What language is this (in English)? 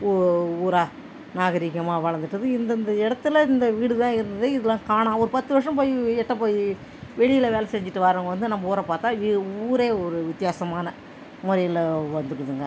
Tamil